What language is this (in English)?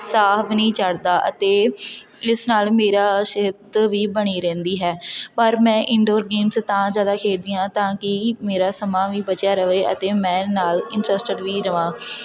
Punjabi